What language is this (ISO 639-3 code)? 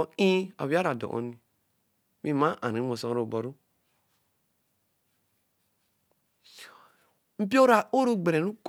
elm